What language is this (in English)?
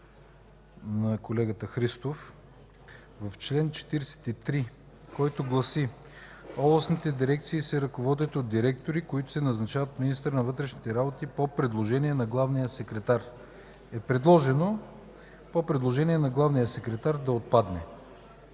Bulgarian